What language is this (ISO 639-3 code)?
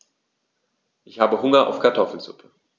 deu